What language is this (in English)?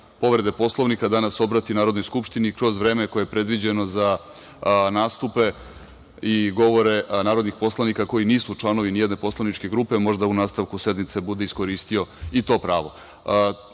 Serbian